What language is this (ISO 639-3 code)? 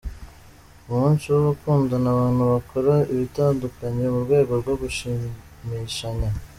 kin